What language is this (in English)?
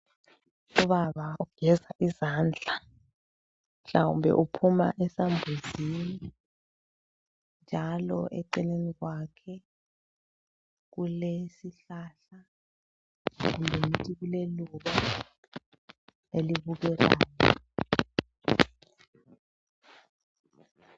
North Ndebele